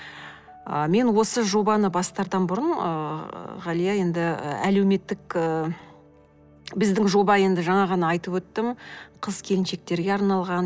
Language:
Kazakh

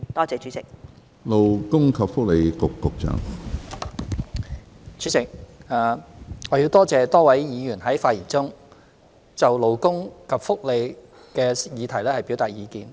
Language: Cantonese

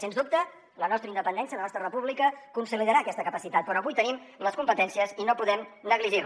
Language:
Catalan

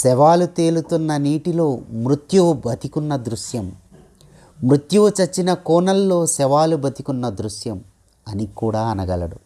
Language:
Telugu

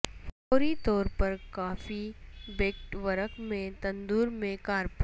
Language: Urdu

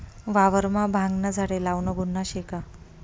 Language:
Marathi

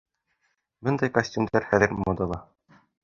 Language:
Bashkir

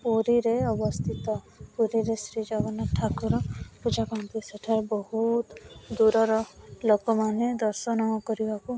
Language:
Odia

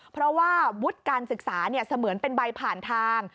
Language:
Thai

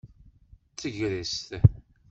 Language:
Kabyle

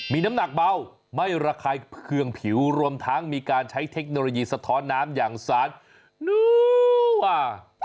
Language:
Thai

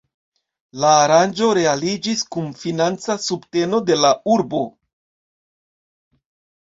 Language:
Esperanto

